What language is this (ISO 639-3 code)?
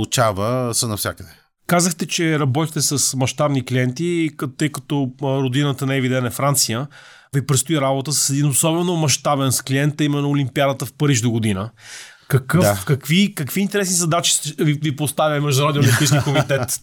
bul